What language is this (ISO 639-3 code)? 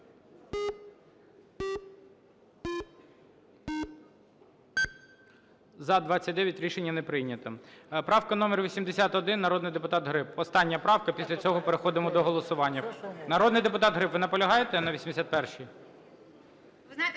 ukr